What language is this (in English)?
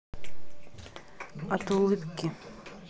Russian